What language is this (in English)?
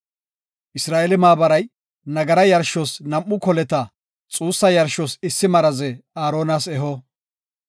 Gofa